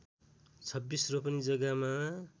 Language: Nepali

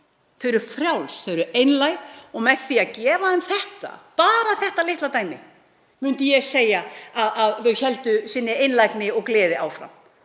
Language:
Icelandic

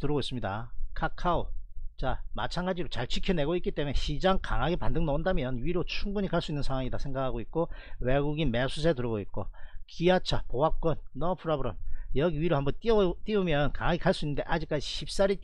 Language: Korean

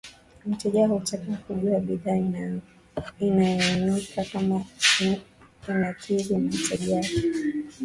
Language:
Swahili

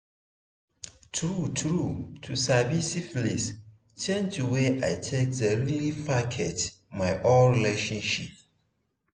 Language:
Nigerian Pidgin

